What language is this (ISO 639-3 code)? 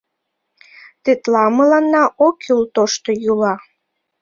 chm